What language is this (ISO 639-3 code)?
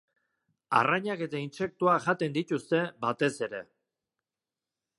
eus